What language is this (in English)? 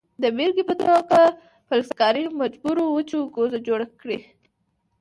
Pashto